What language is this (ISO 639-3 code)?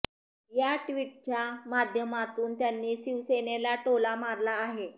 mar